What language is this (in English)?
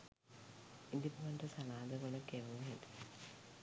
Sinhala